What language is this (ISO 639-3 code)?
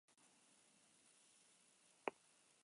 eus